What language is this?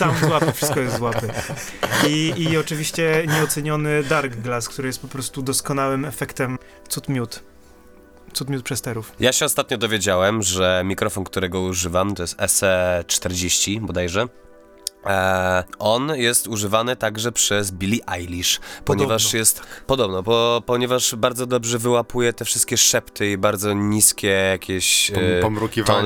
Polish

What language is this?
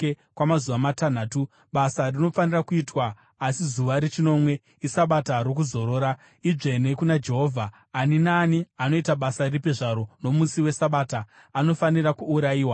Shona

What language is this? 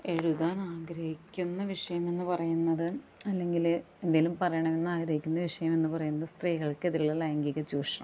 Malayalam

